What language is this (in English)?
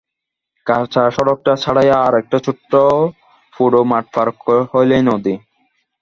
Bangla